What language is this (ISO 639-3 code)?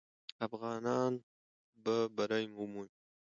pus